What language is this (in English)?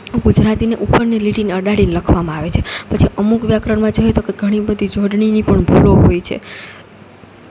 Gujarati